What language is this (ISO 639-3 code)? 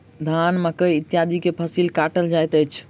mai